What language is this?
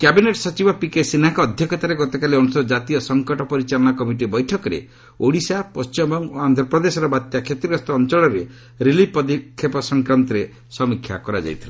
Odia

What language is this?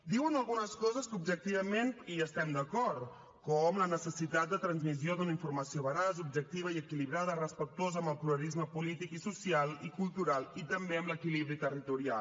Catalan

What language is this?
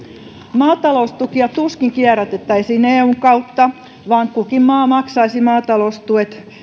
Finnish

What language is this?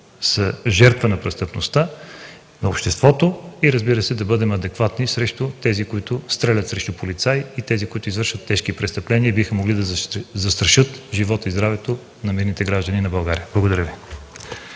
Bulgarian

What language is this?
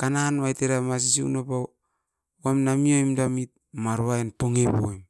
Askopan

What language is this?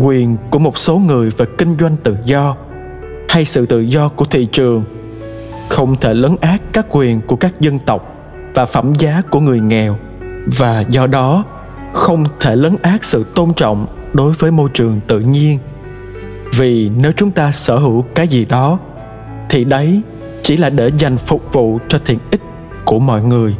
Vietnamese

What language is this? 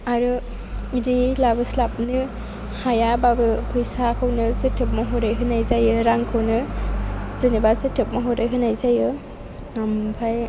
Bodo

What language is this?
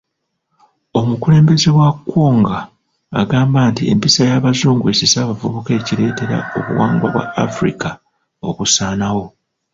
Ganda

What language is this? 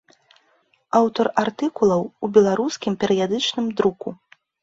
Belarusian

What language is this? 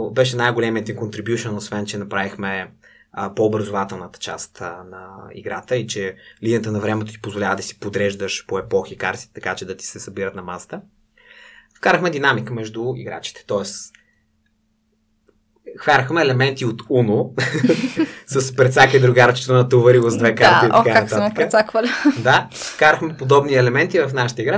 Bulgarian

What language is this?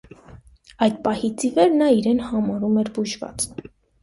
Armenian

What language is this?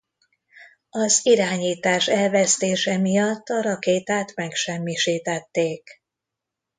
Hungarian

